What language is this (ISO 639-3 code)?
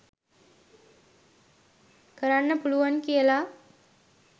sin